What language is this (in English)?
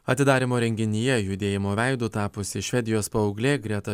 Lithuanian